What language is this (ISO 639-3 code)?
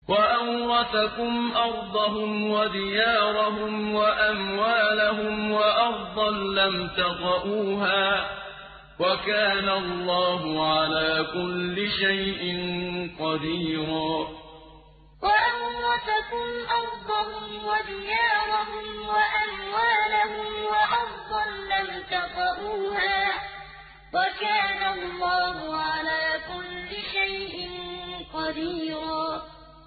ara